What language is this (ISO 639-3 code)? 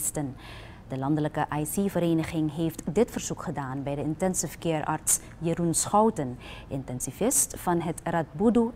nld